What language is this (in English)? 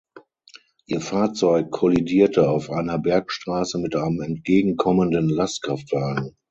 German